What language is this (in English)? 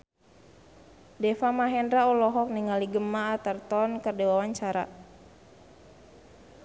Sundanese